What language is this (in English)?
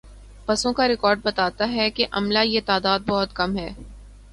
Urdu